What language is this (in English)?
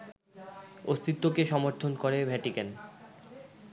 Bangla